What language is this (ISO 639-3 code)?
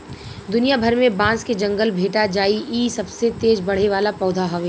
bho